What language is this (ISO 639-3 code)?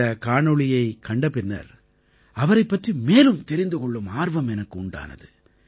tam